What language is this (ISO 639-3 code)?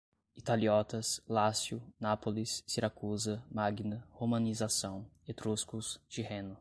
por